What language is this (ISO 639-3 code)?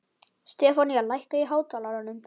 isl